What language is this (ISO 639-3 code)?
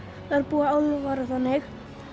isl